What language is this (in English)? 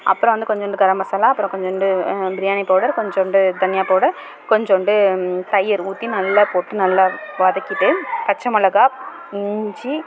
Tamil